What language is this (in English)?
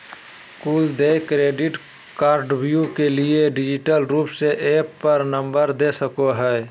Magahi